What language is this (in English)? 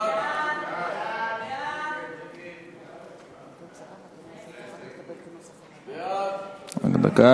Hebrew